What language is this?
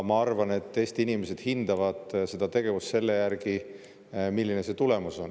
Estonian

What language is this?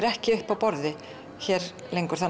Icelandic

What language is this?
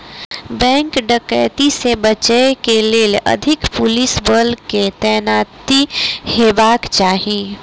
Maithili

